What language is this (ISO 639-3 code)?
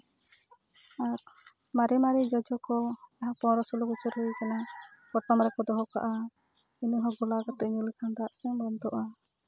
sat